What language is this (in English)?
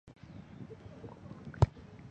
Chinese